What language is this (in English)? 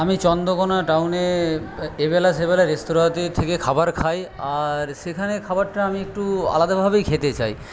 Bangla